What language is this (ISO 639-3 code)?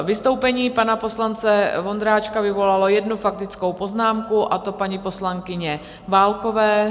ces